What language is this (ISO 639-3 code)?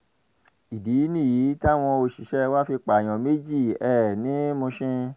yor